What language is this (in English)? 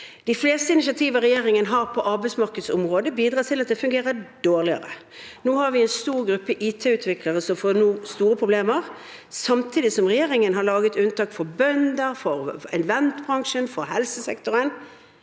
Norwegian